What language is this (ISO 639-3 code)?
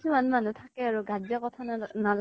asm